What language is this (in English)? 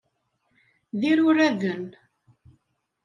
Kabyle